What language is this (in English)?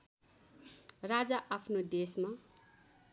Nepali